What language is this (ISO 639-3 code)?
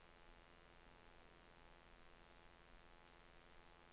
nor